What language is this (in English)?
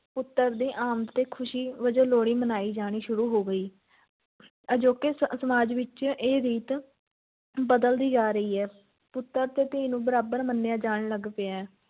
Punjabi